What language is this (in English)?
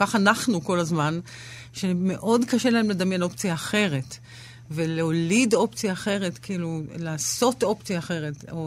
Hebrew